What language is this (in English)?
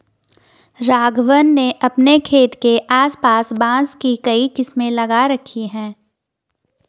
Hindi